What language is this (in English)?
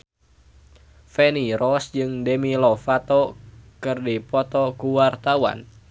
Sundanese